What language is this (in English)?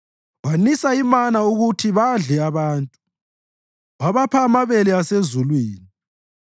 North Ndebele